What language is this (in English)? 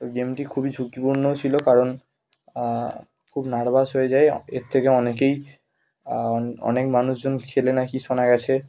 Bangla